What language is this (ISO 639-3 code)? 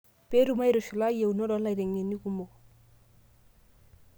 mas